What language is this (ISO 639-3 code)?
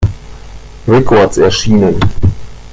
deu